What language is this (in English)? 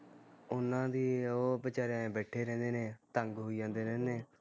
Punjabi